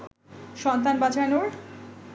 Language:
Bangla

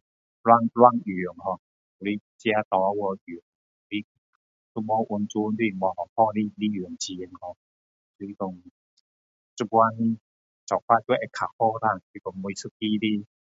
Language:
Min Dong Chinese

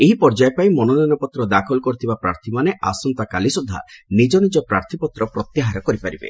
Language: Odia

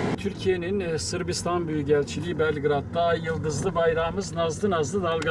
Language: Turkish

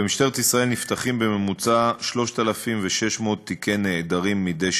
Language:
Hebrew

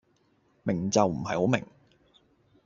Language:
Cantonese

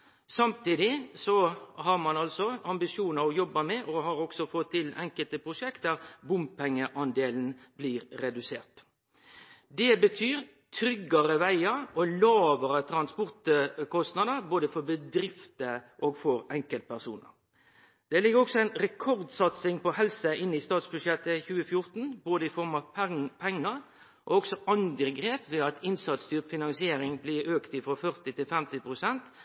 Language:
Norwegian Nynorsk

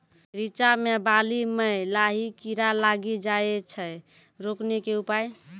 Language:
Maithili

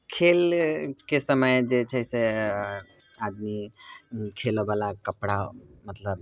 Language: Maithili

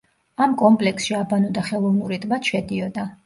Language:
Georgian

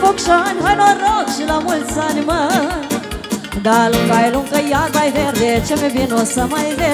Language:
Romanian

